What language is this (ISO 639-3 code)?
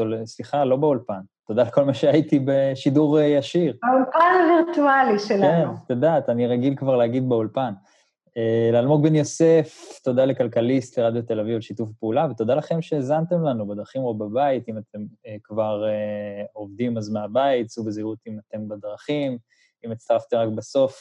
heb